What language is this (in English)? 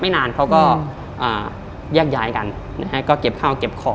Thai